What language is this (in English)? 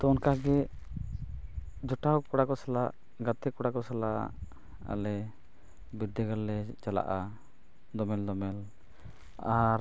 Santali